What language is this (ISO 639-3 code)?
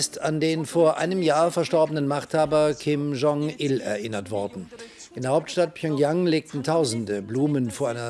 deu